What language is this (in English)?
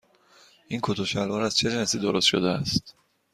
Persian